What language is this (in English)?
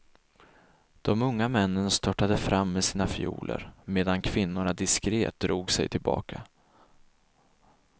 Swedish